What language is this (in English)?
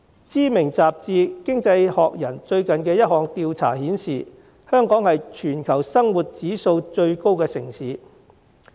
Cantonese